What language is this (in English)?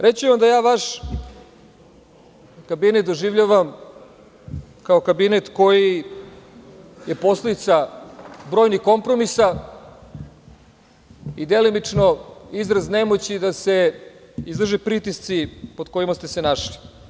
Serbian